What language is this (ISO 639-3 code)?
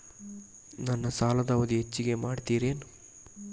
kan